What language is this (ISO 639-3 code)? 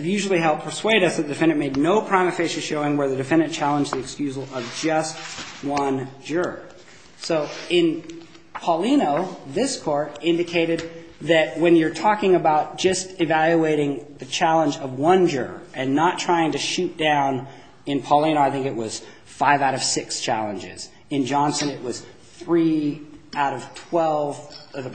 eng